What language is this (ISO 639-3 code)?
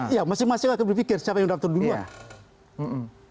ind